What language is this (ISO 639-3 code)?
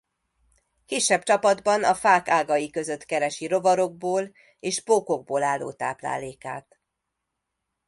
hun